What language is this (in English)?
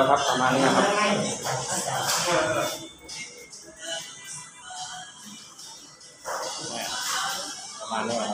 Thai